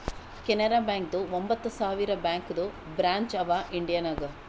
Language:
Kannada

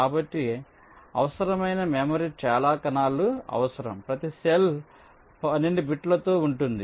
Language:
Telugu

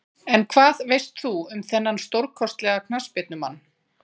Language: Icelandic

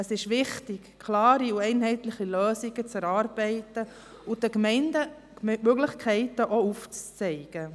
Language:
Swiss German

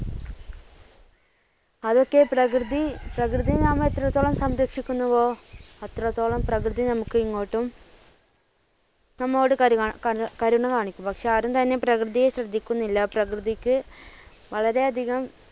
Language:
Malayalam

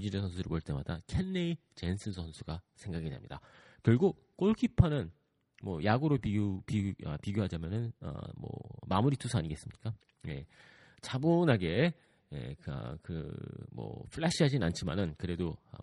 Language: Korean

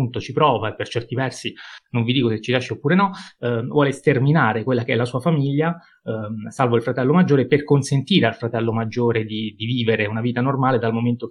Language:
Italian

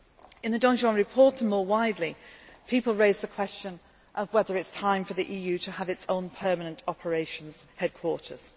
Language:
English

